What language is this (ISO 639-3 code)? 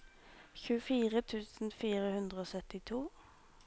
nor